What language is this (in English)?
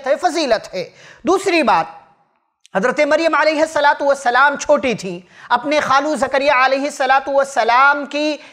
Arabic